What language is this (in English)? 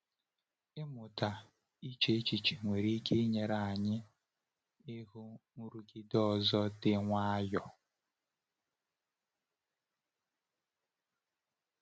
Igbo